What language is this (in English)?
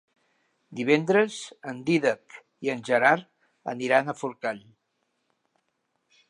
Catalan